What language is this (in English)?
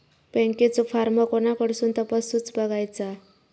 Marathi